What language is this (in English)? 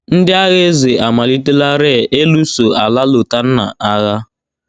Igbo